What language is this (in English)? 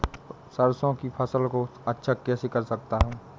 Hindi